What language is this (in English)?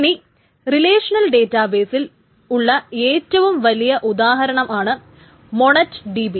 Malayalam